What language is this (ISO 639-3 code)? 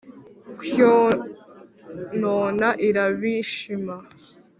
kin